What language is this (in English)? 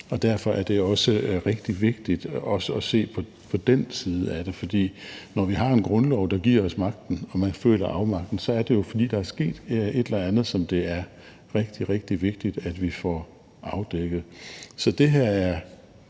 Danish